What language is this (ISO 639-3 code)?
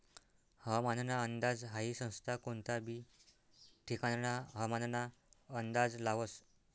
mar